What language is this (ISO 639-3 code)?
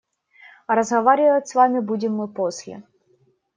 rus